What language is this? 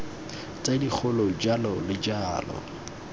Tswana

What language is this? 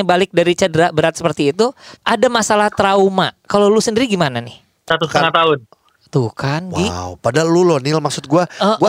Indonesian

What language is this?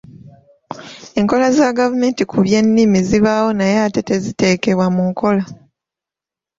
Ganda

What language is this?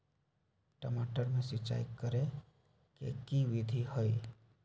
Magahi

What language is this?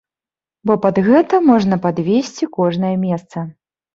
Belarusian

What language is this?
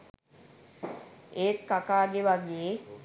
Sinhala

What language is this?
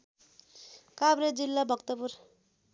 Nepali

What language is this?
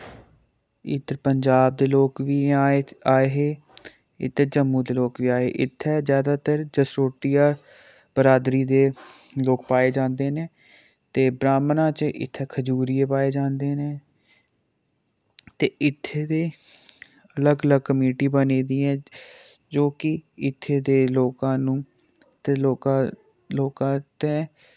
Dogri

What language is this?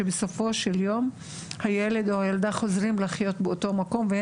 Hebrew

